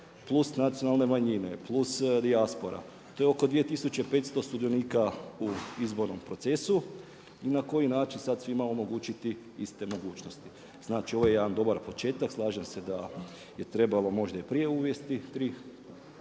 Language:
Croatian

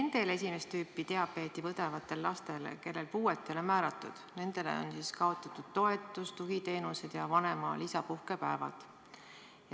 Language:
Estonian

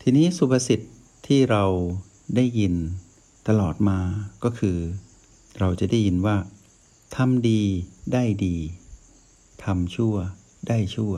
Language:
Thai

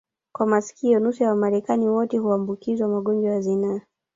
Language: Swahili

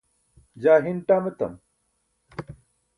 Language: Burushaski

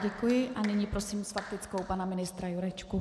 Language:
Czech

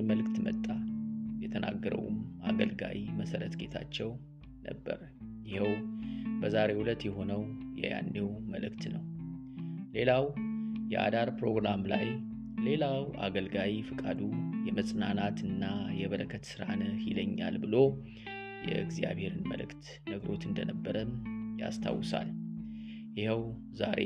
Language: Amharic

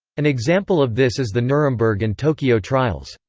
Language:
English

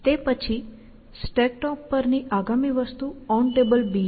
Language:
Gujarati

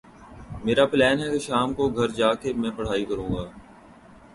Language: Urdu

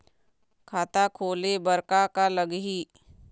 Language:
Chhattisgarhi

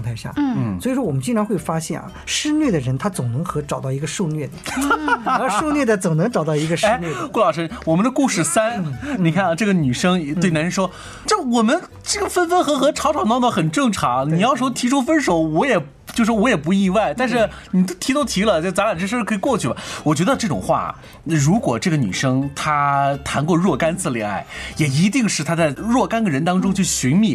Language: Chinese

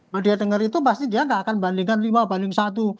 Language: Indonesian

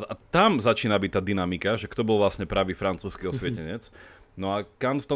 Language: Slovak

